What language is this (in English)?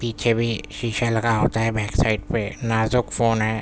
Urdu